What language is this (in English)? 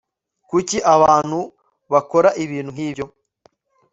Kinyarwanda